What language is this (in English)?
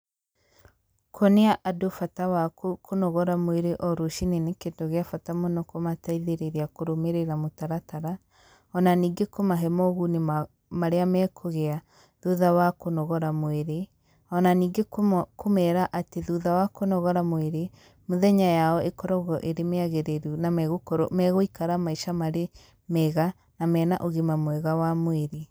Kikuyu